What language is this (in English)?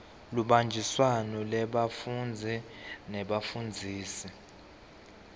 Swati